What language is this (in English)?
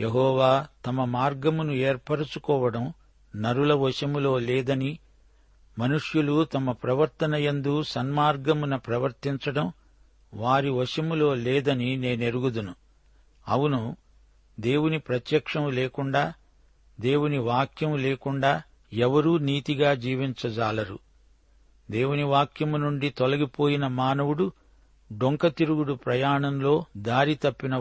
Telugu